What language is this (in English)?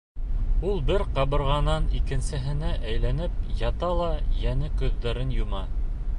Bashkir